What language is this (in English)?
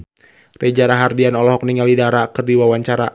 Sundanese